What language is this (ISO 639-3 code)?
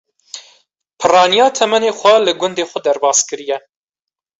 kur